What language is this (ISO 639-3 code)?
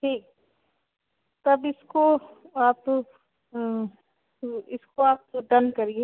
hin